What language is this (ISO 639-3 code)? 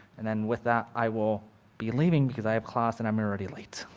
eng